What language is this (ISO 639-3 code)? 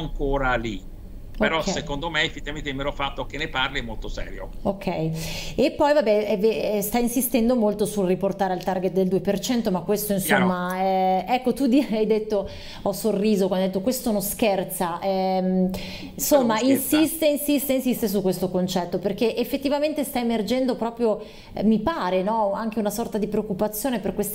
ita